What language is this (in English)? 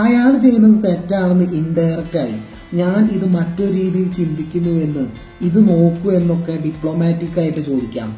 Malayalam